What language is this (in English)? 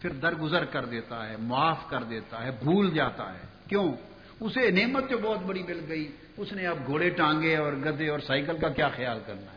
Urdu